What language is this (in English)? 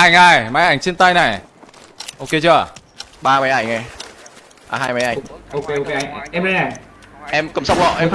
Vietnamese